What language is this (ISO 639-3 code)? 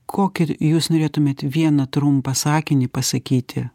lit